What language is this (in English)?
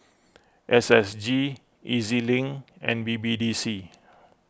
English